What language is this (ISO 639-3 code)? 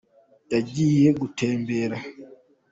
kin